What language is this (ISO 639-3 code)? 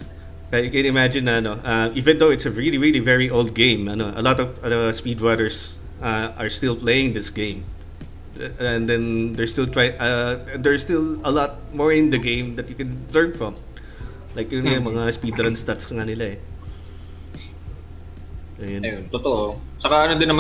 fil